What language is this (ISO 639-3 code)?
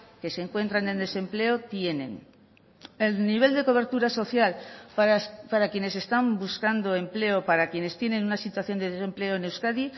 spa